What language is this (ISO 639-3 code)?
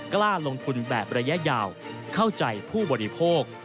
tha